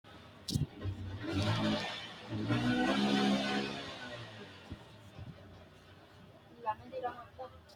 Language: Sidamo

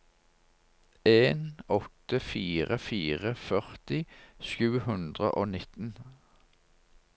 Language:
Norwegian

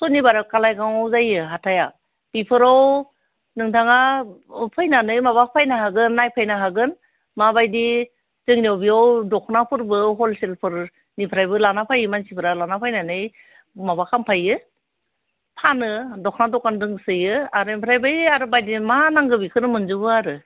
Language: Bodo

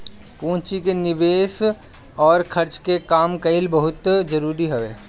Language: Bhojpuri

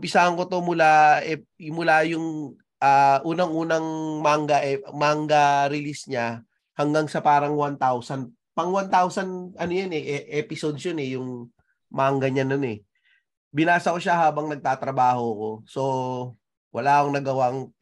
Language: Filipino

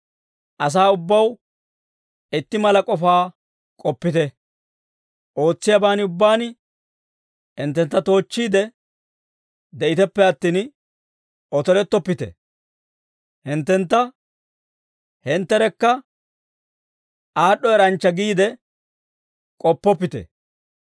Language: Dawro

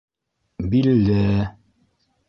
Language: Bashkir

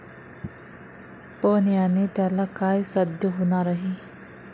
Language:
Marathi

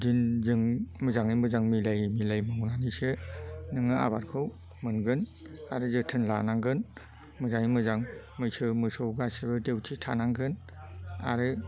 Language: Bodo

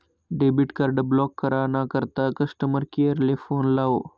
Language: Marathi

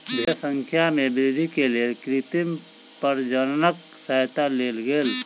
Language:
Maithili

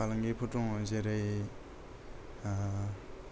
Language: Bodo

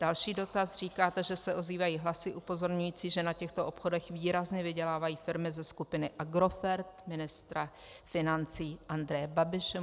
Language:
Czech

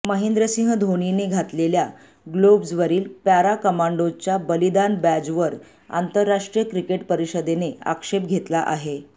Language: Marathi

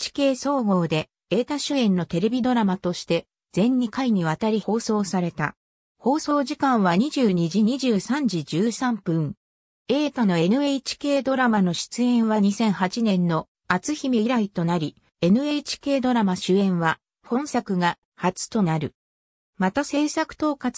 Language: Japanese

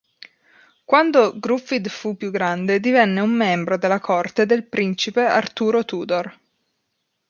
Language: Italian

